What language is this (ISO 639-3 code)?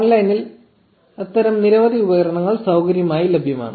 mal